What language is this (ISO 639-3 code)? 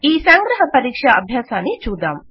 tel